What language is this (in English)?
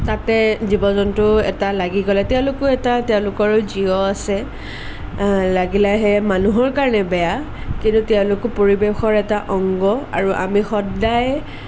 Assamese